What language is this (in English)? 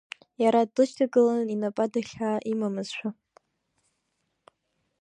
Abkhazian